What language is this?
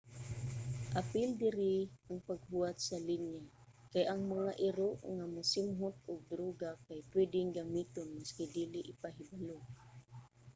Cebuano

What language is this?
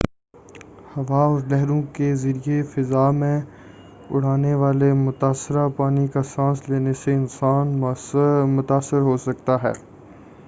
Urdu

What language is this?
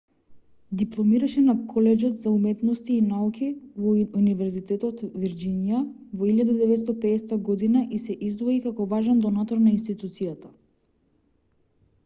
Macedonian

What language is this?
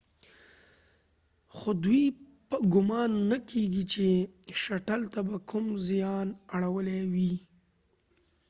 Pashto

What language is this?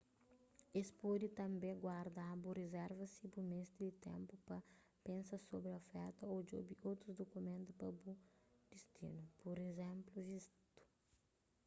Kabuverdianu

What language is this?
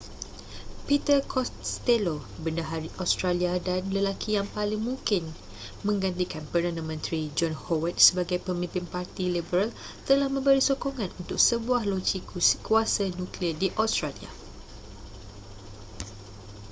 Malay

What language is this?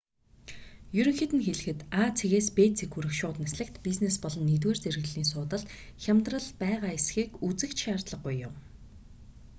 Mongolian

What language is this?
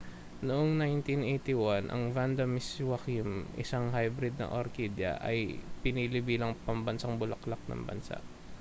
Filipino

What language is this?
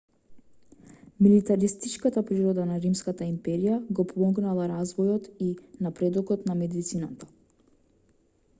Macedonian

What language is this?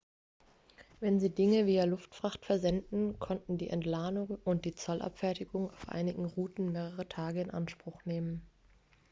German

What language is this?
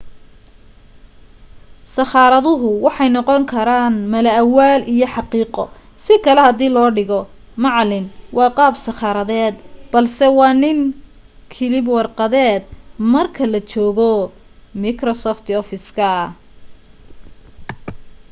Somali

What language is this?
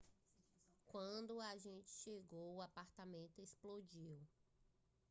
Portuguese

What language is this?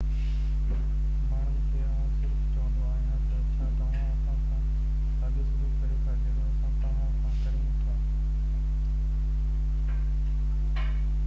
Sindhi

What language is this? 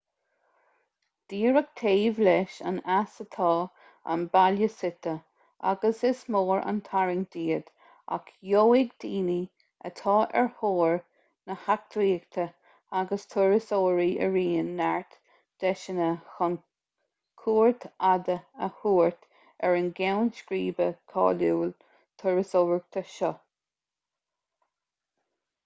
Irish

